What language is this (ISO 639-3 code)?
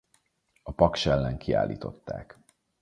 hun